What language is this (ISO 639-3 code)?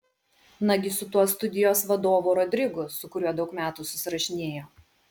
lit